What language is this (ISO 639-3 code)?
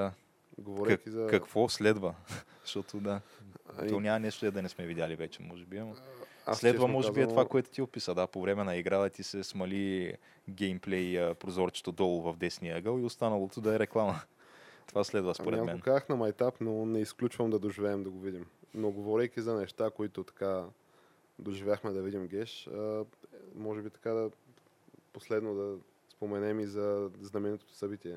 bul